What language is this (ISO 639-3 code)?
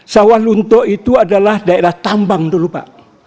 ind